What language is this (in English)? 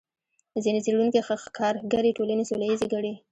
Pashto